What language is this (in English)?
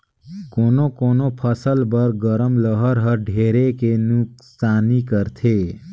Chhattisgarhi